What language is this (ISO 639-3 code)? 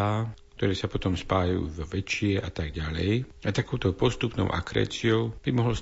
slk